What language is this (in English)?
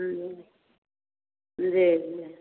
Hindi